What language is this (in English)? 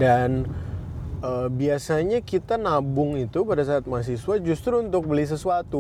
Indonesian